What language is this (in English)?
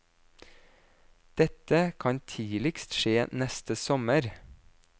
Norwegian